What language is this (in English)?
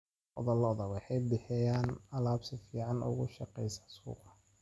Somali